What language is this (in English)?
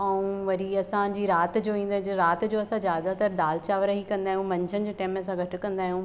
Sindhi